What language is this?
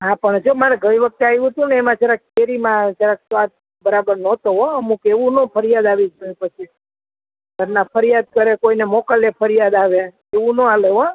Gujarati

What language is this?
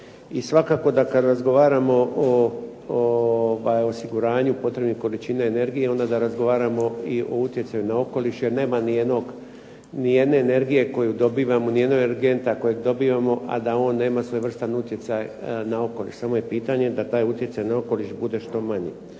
Croatian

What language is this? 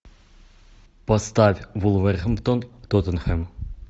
Russian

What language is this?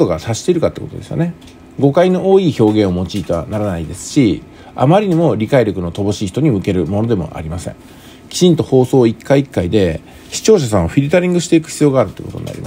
Japanese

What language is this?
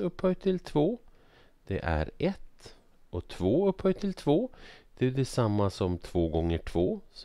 Swedish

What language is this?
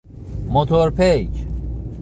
Persian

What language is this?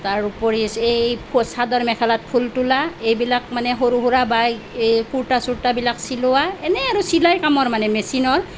Assamese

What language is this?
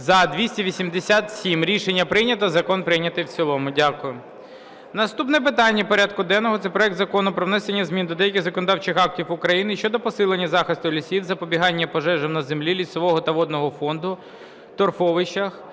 Ukrainian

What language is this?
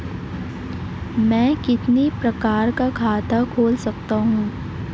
Hindi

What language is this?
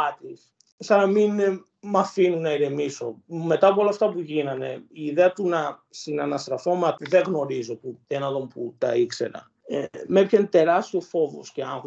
Greek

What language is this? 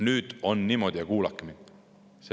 Estonian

